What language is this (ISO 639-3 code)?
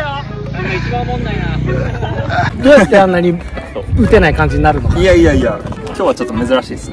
jpn